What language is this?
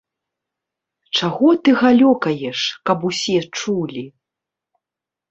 Belarusian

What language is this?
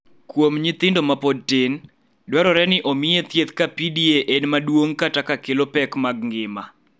Luo (Kenya and Tanzania)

